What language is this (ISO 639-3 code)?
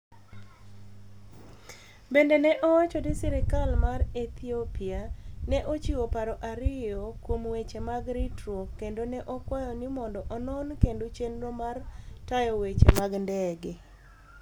luo